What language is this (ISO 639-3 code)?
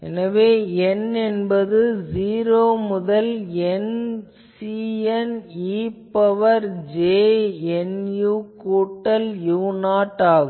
tam